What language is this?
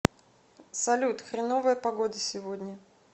Russian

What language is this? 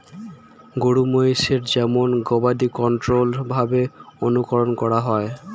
Bangla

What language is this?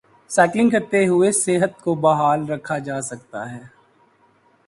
Urdu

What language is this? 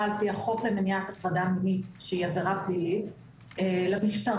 Hebrew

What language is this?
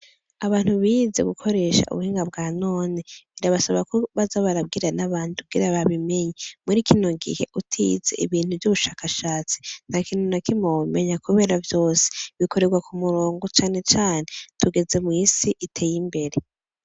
Rundi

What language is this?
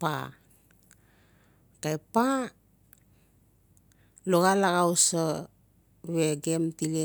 Notsi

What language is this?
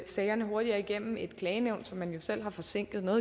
Danish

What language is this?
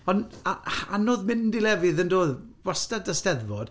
Welsh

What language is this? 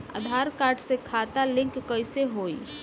Bhojpuri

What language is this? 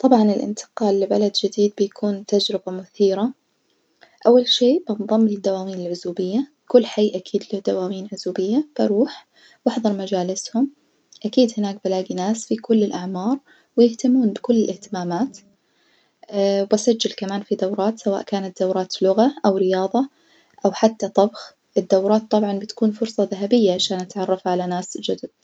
Najdi Arabic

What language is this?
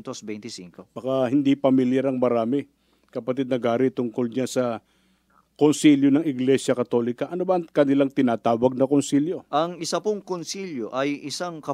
Filipino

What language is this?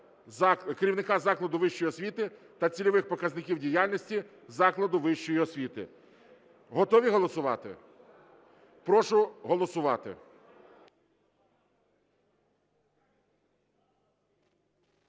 Ukrainian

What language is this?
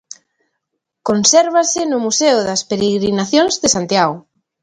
Galician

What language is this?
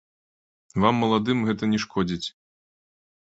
Belarusian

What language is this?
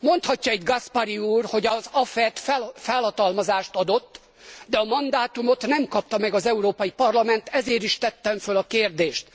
Hungarian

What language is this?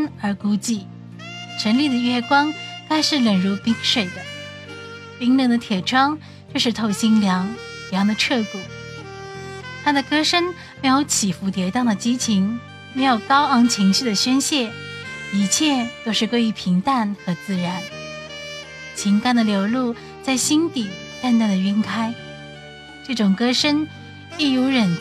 Chinese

